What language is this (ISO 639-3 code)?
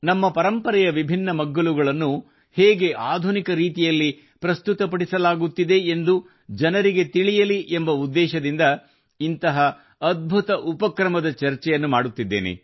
kan